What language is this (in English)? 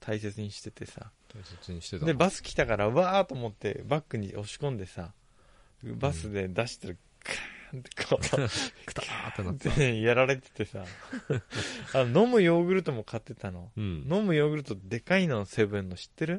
Japanese